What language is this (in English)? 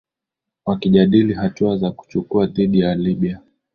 Swahili